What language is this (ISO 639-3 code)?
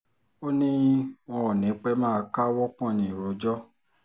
yor